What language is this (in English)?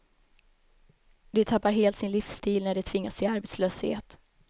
Swedish